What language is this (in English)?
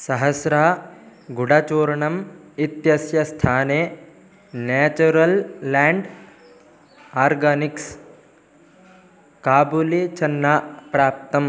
Sanskrit